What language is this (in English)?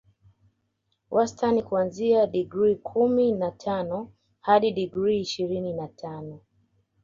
Swahili